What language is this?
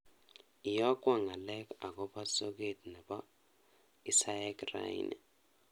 Kalenjin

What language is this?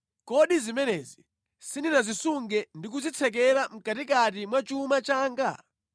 Nyanja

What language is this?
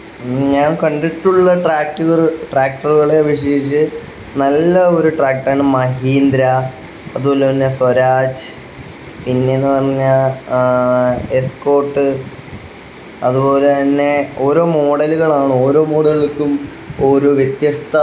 Malayalam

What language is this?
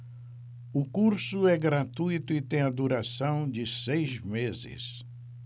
Portuguese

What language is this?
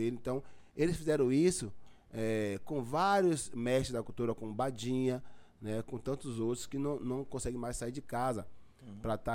Portuguese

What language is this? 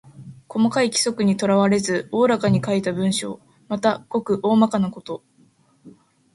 Japanese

